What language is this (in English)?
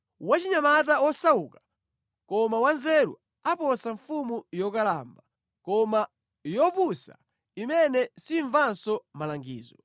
Nyanja